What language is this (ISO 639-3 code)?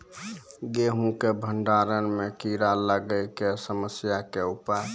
mai